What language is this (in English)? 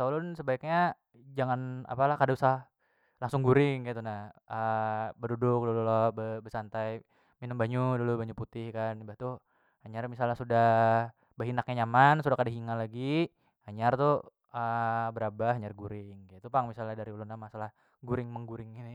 Banjar